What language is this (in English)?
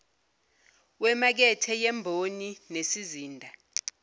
Zulu